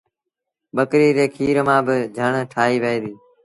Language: Sindhi Bhil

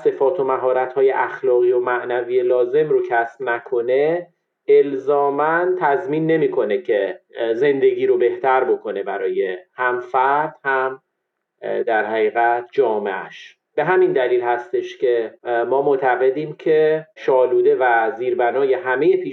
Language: Persian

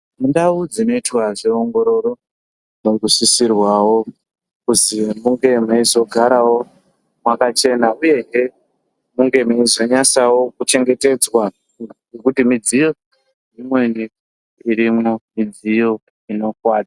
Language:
Ndau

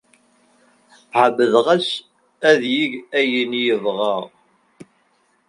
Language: Kabyle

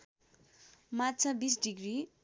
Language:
Nepali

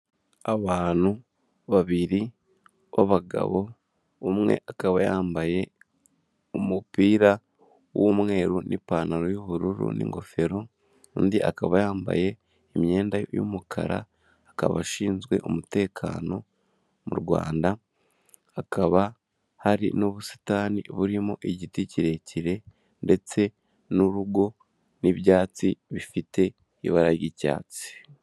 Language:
Kinyarwanda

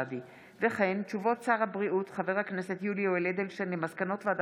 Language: Hebrew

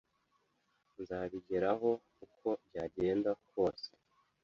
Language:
Kinyarwanda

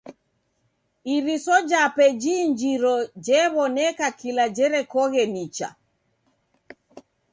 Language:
Taita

